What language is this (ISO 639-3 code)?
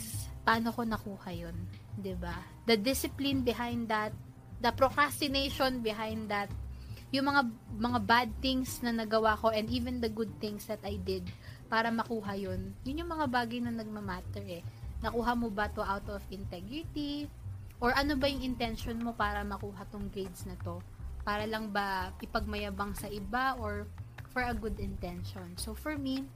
fil